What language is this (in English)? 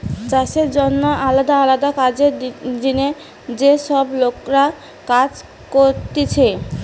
Bangla